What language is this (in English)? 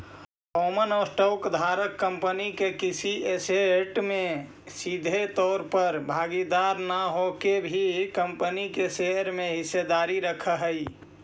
Magahi